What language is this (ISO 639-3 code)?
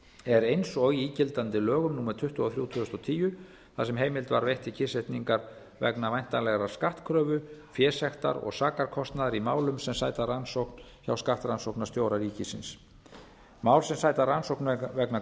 isl